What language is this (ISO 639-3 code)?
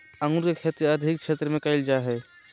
mag